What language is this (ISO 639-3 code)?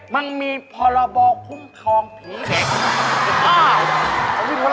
tha